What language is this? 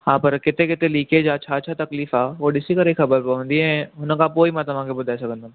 Sindhi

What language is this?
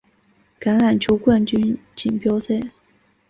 Chinese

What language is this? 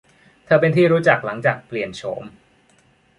Thai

